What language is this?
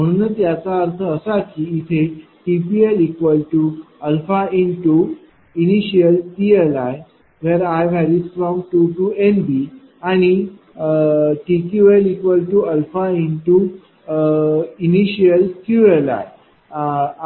Marathi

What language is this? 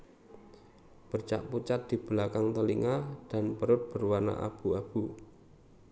Javanese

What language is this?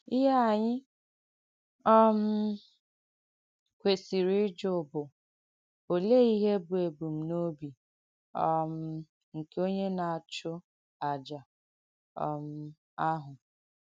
Igbo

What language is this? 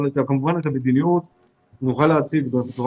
Hebrew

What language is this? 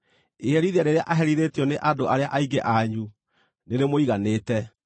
Kikuyu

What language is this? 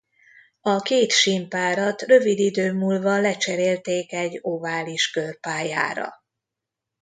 Hungarian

